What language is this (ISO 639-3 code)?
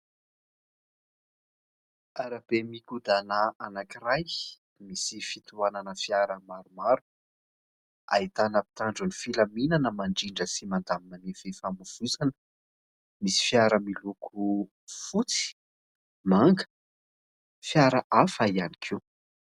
mlg